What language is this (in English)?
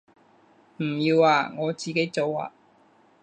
Cantonese